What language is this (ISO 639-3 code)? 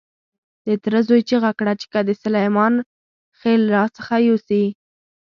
pus